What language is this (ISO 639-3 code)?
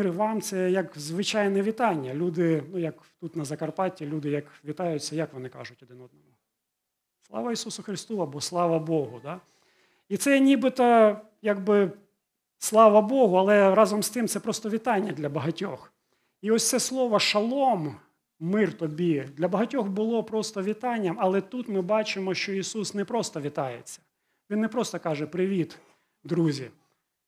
ukr